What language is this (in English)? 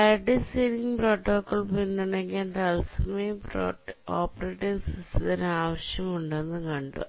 Malayalam